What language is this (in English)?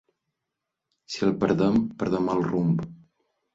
Catalan